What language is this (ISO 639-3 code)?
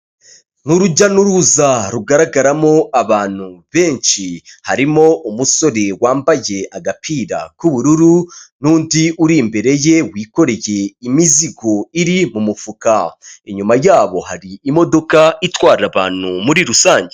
kin